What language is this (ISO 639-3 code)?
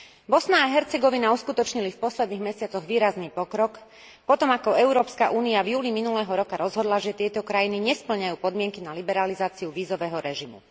slk